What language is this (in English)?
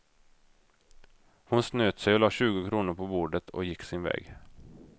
Swedish